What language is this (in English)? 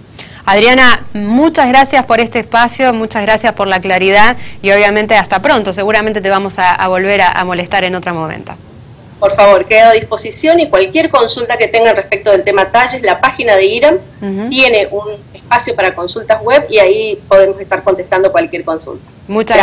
Spanish